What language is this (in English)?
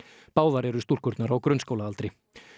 Icelandic